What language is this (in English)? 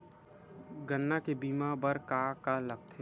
Chhattisgarhi